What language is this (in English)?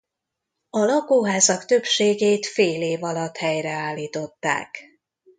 Hungarian